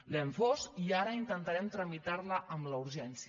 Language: Catalan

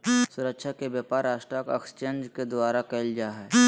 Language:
Magahi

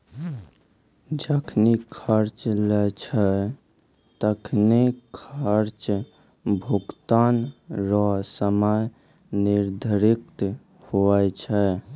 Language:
Maithili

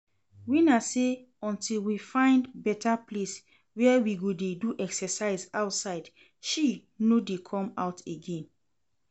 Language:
Nigerian Pidgin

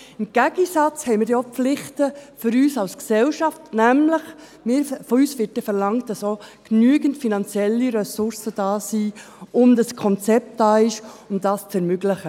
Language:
Swiss German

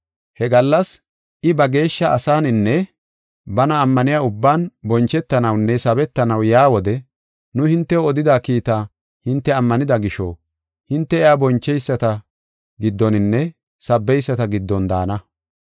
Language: Gofa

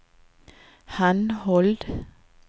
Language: Norwegian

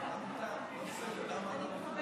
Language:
Hebrew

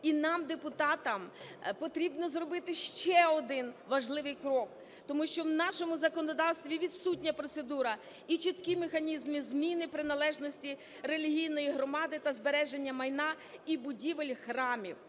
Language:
Ukrainian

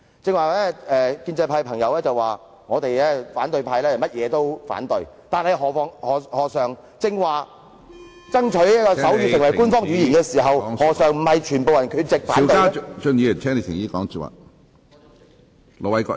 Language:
Cantonese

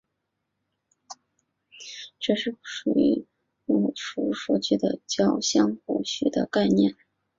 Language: Chinese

